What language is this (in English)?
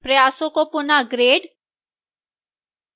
Hindi